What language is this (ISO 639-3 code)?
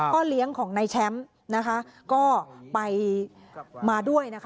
tha